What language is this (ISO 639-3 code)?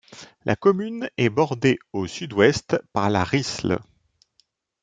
fra